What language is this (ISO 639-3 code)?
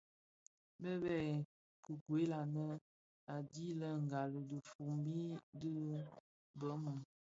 ksf